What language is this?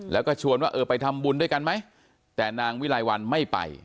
Thai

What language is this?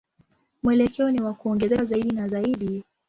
Swahili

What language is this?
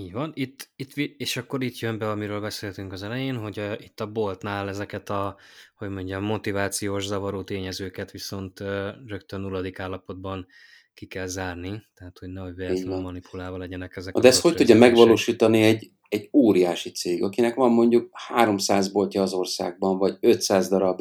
Hungarian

